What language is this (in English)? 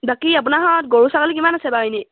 Assamese